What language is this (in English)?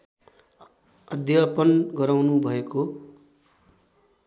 Nepali